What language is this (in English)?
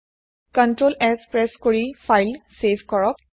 Assamese